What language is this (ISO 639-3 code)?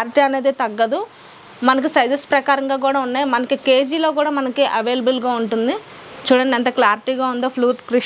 tel